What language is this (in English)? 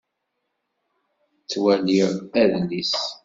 Kabyle